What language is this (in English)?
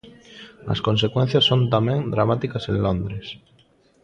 Galician